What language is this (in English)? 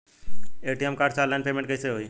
Bhojpuri